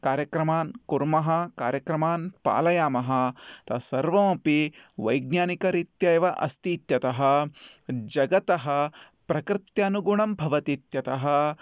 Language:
Sanskrit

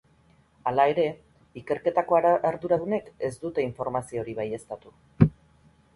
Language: Basque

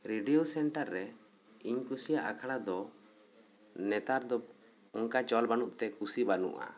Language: Santali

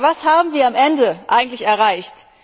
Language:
German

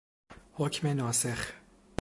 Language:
Persian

